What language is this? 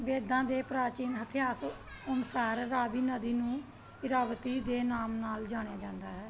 Punjabi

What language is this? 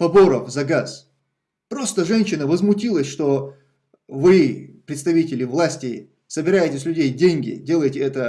Russian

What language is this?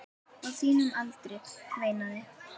Icelandic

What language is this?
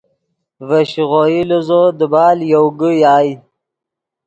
Yidgha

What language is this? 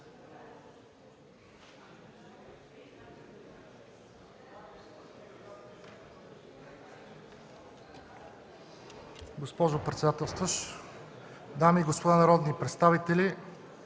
Bulgarian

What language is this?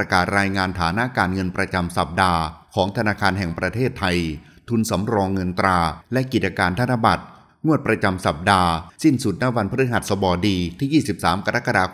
Thai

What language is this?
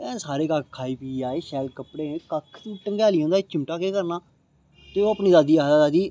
Dogri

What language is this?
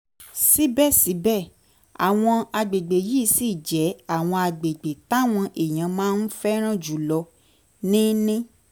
Yoruba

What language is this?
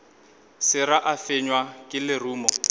Northern Sotho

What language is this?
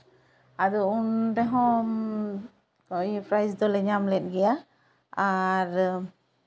Santali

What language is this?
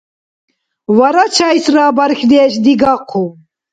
Dargwa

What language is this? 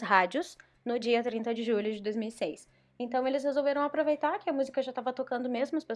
Portuguese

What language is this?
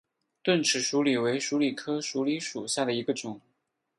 Chinese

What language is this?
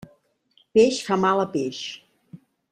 Catalan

